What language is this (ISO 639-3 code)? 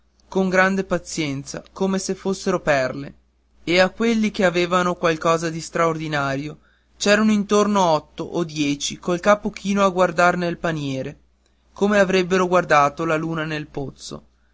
ita